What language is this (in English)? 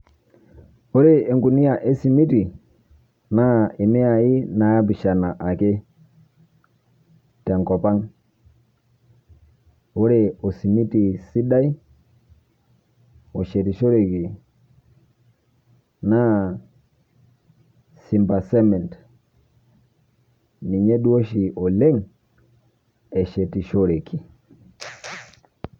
Masai